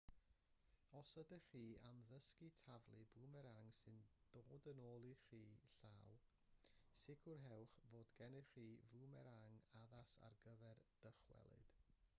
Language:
Welsh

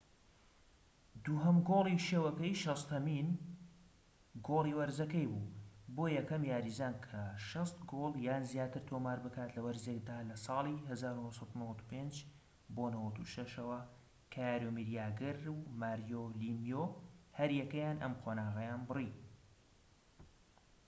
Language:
Central Kurdish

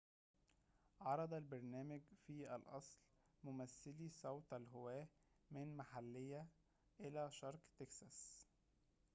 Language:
Arabic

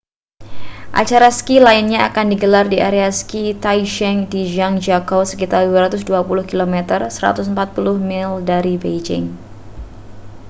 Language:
Indonesian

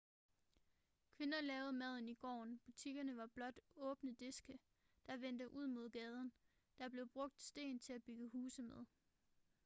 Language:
Danish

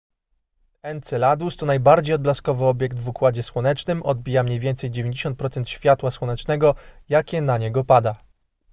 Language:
Polish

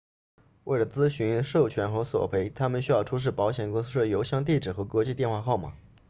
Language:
Chinese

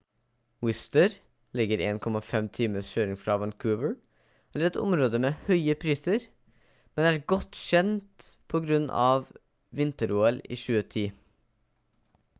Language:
Norwegian Bokmål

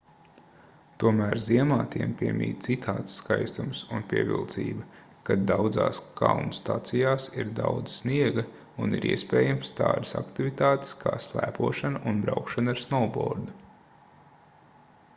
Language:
Latvian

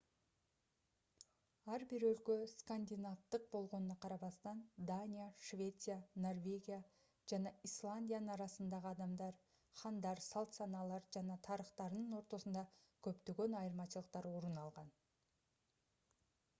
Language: Kyrgyz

